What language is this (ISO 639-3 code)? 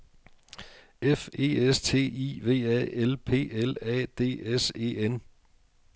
dan